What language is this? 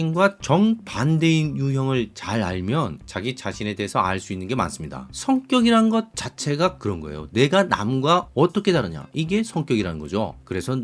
Korean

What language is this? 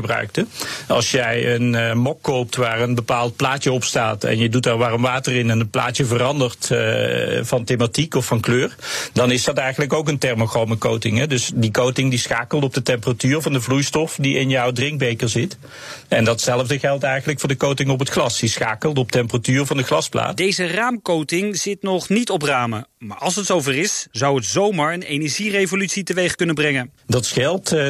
Dutch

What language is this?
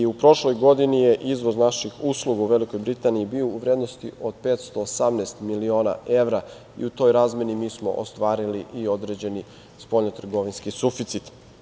Serbian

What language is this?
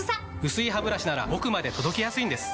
Japanese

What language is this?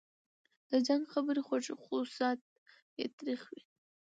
Pashto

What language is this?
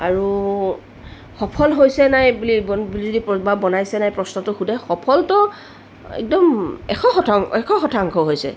Assamese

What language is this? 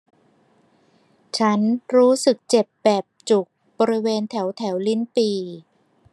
Thai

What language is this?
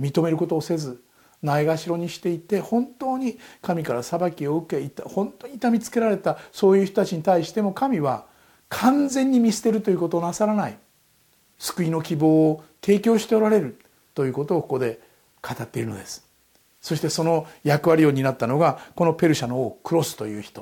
Japanese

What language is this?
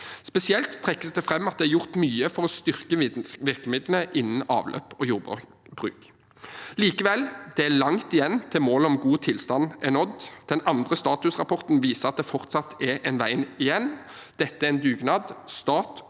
Norwegian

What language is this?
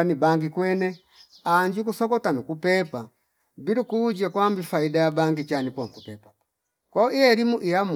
Fipa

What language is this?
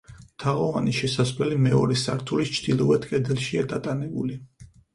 Georgian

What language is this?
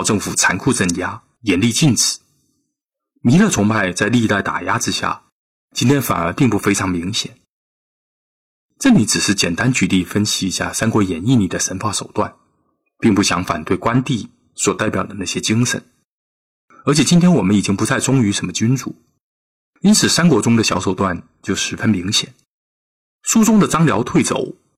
Chinese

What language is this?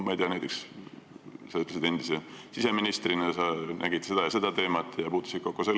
Estonian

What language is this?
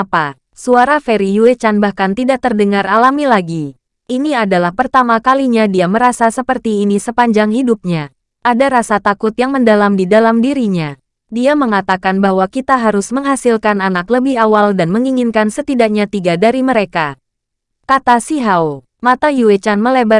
Indonesian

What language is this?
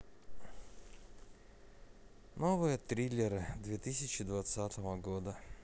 Russian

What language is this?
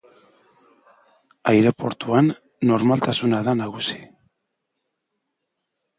Basque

